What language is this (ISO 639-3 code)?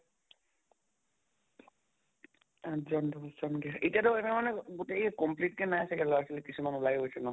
asm